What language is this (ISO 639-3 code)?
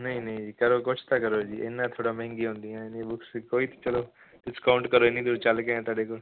pan